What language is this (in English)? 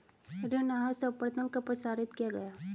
Hindi